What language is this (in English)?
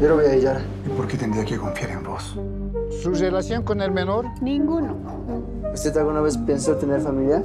Spanish